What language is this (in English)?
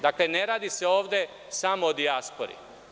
Serbian